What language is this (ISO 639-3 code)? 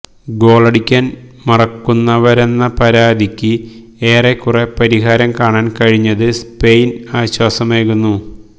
mal